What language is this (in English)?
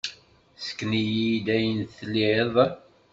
Kabyle